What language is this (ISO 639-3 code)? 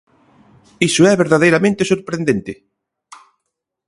glg